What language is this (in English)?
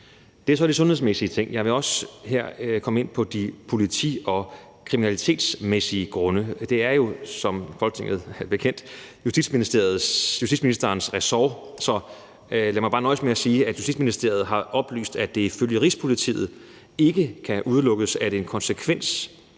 Danish